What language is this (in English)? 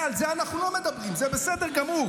Hebrew